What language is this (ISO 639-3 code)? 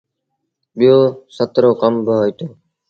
sbn